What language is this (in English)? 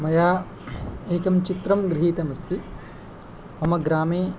Sanskrit